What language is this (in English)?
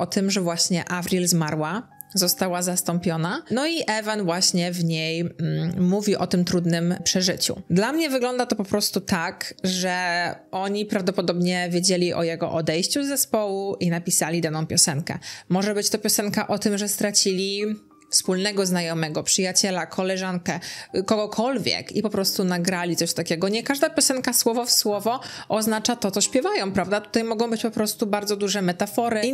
Polish